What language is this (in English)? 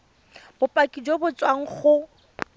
Tswana